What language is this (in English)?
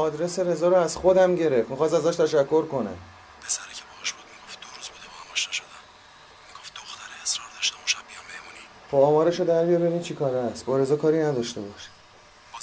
Persian